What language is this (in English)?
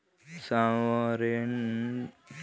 Bhojpuri